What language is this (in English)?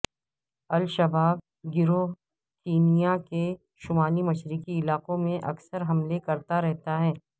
Urdu